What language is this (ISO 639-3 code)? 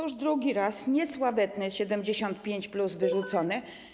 pol